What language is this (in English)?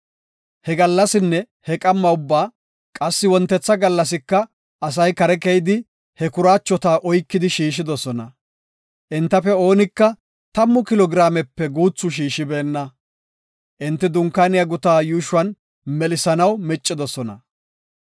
Gofa